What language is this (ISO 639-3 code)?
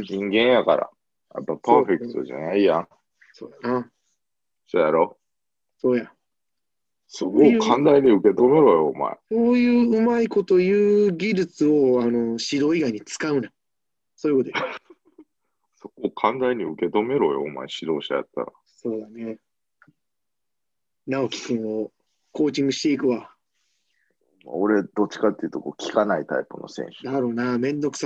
jpn